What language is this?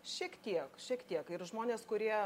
Lithuanian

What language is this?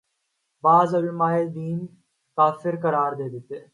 Urdu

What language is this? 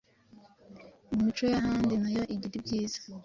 Kinyarwanda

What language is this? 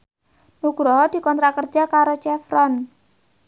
Javanese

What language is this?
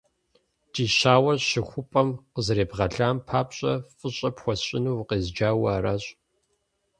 Kabardian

